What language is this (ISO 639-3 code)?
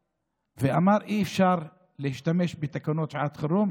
heb